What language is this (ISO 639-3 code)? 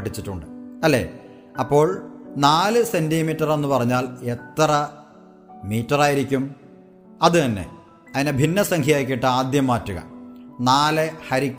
mal